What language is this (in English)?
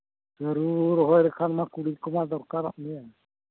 Santali